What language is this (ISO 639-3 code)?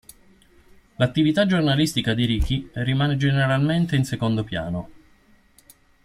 ita